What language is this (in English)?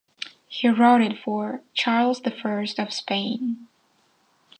English